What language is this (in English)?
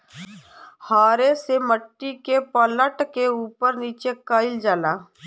Bhojpuri